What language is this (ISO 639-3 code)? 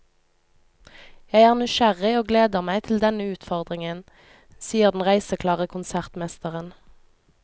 nor